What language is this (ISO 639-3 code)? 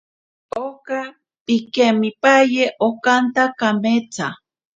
prq